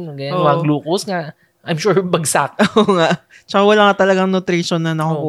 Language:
Filipino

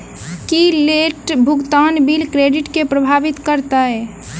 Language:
Maithili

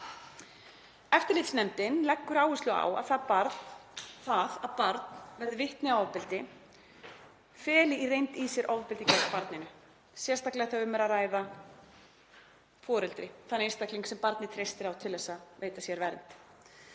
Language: Icelandic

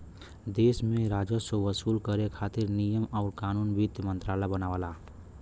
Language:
Bhojpuri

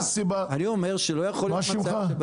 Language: Hebrew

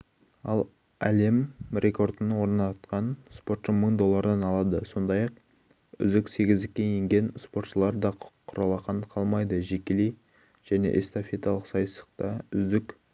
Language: Kazakh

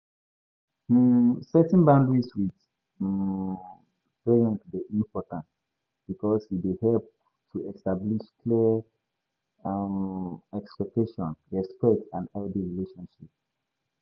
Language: Nigerian Pidgin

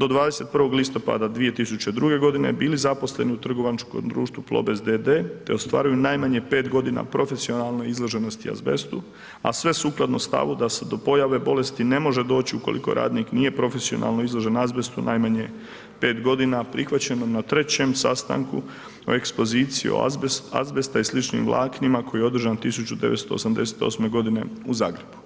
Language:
Croatian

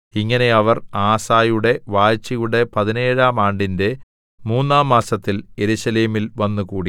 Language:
Malayalam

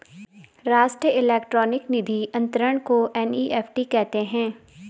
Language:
Hindi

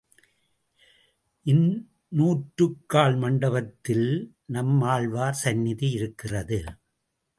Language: Tamil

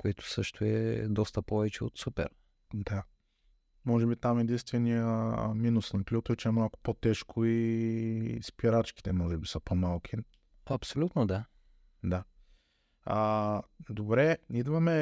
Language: Bulgarian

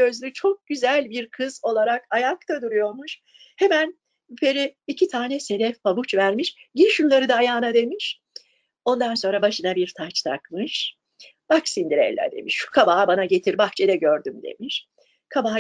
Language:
Turkish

